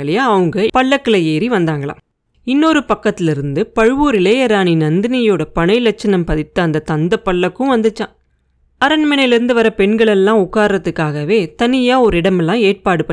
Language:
Tamil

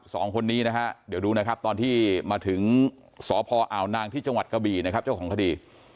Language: Thai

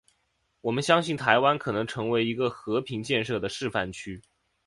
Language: Chinese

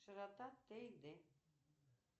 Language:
Russian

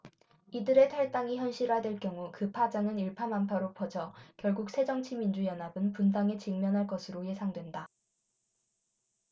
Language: Korean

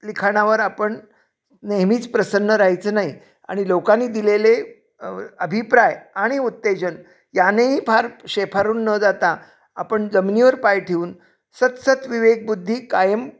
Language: Marathi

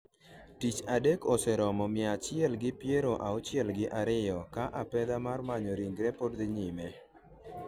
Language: Luo (Kenya and Tanzania)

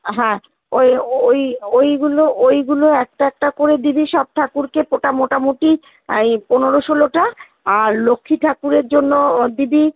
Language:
Bangla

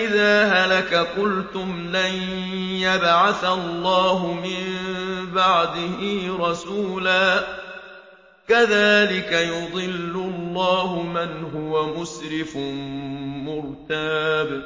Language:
Arabic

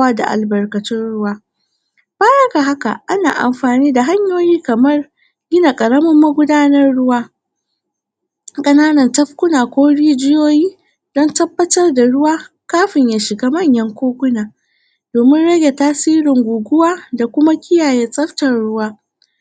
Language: Hausa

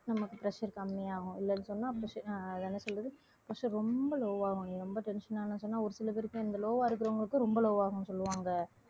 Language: Tamil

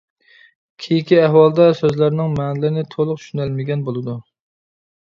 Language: Uyghur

